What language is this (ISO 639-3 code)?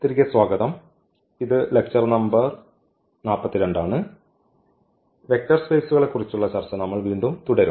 mal